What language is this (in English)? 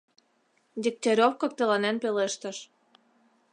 Mari